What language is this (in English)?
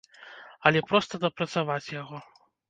Belarusian